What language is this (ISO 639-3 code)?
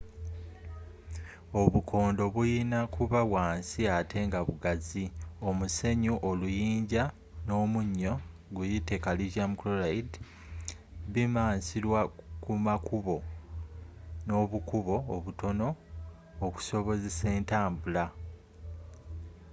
lug